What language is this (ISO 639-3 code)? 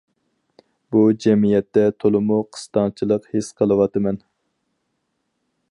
uig